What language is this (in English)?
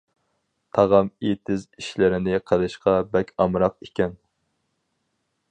Uyghur